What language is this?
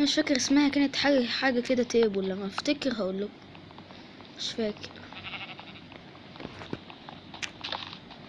Arabic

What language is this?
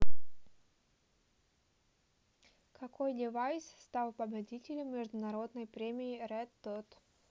Russian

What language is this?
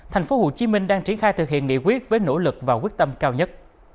Vietnamese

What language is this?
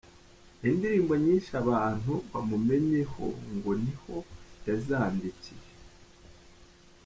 Kinyarwanda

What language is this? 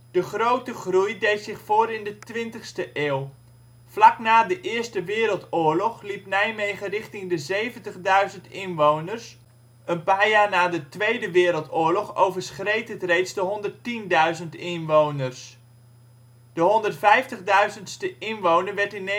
Dutch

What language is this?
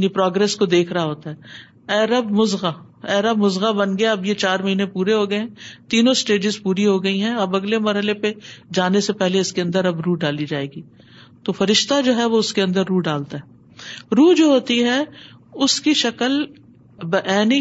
Urdu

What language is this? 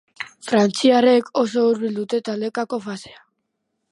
Basque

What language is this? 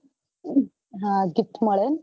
Gujarati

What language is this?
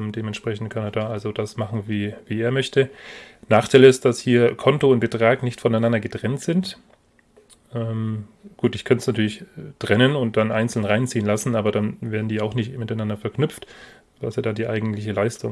German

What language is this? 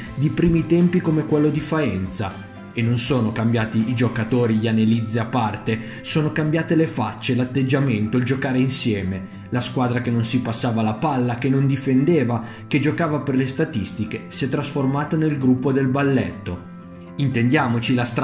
Italian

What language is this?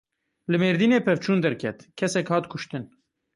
Kurdish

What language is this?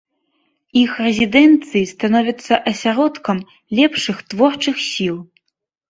Belarusian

